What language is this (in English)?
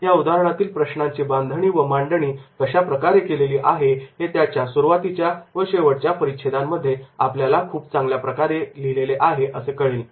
Marathi